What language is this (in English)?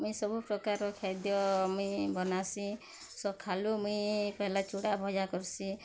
Odia